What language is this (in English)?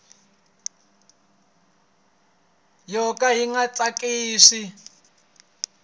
Tsonga